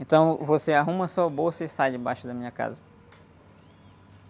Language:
Portuguese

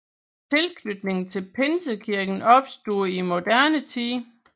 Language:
Danish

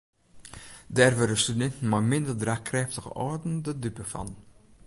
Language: Western Frisian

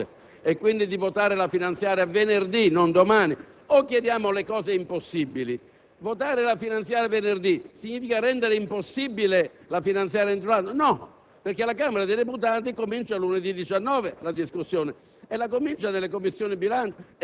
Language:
Italian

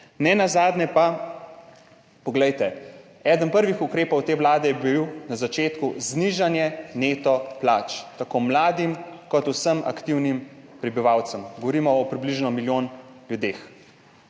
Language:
Slovenian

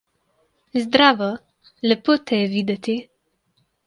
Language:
Slovenian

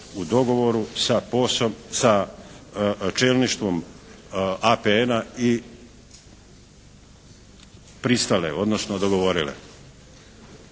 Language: Croatian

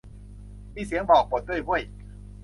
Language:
Thai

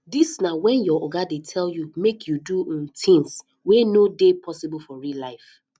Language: Nigerian Pidgin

